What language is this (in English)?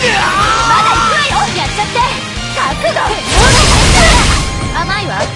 Japanese